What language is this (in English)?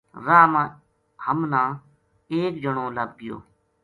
Gujari